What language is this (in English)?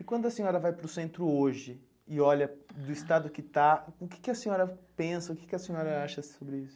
Portuguese